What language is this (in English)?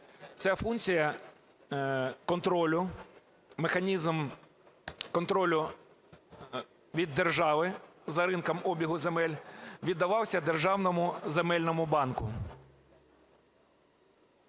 Ukrainian